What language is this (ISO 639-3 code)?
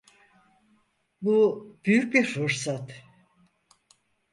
tur